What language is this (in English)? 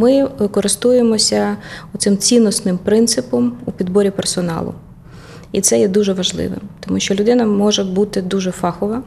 Ukrainian